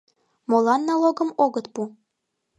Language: Mari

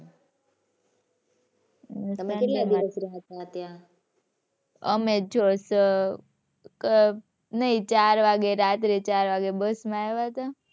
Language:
Gujarati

